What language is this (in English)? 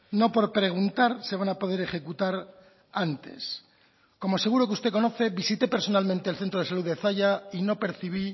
Spanish